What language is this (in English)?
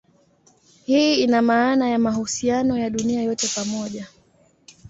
Swahili